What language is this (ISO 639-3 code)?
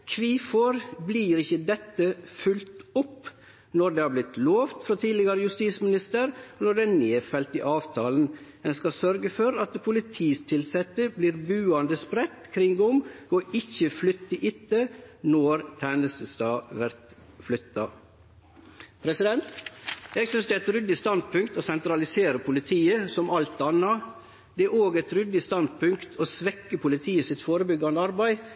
nno